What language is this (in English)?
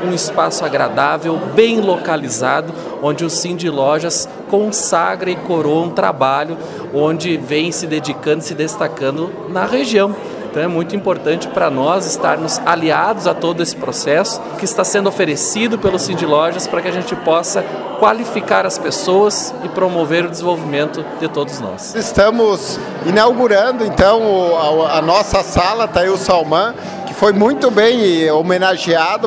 Portuguese